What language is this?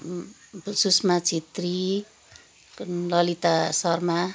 Nepali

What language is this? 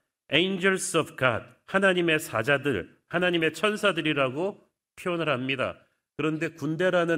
Korean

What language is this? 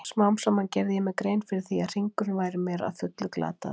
Icelandic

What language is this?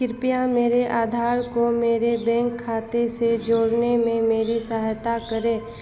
Hindi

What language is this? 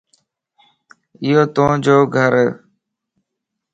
Lasi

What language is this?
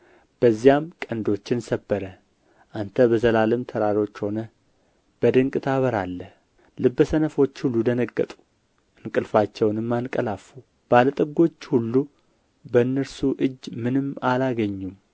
Amharic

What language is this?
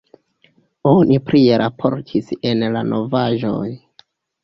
Esperanto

